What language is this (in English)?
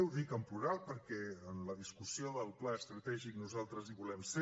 Catalan